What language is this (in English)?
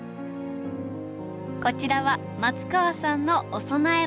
Japanese